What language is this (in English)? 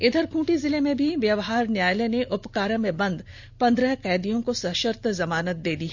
Hindi